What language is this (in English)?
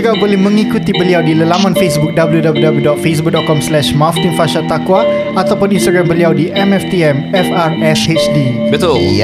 Malay